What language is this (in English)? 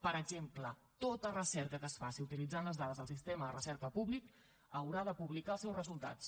Catalan